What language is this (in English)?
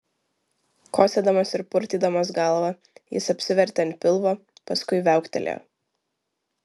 Lithuanian